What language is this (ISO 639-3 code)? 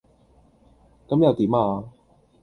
yue